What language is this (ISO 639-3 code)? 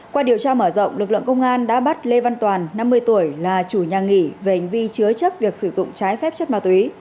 vie